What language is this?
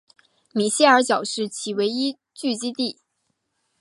Chinese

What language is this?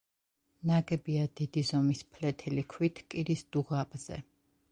Georgian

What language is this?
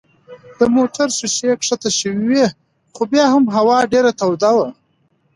Pashto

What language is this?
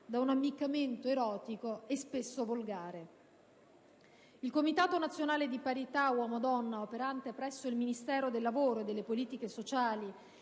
Italian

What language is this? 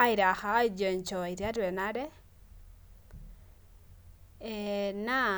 Masai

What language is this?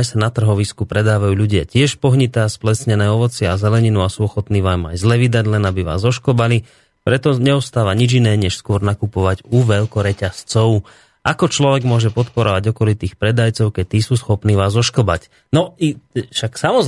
Slovak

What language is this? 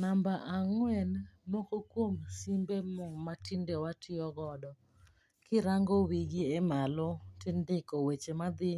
Luo (Kenya and Tanzania)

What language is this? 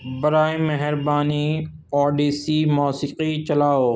Urdu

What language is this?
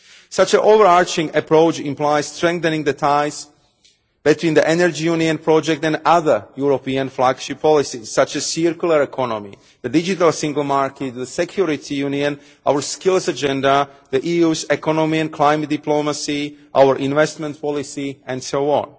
English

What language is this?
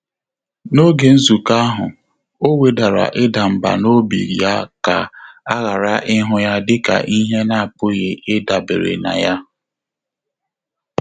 Igbo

